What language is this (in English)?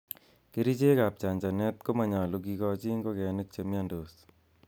Kalenjin